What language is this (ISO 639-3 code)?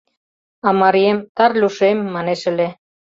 chm